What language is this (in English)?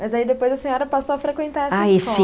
Portuguese